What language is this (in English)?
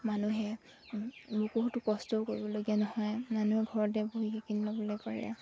Assamese